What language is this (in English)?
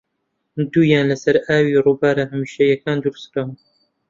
Central Kurdish